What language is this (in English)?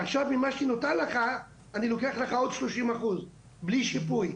Hebrew